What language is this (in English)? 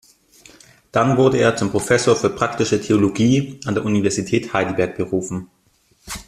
German